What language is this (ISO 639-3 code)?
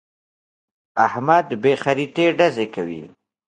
pus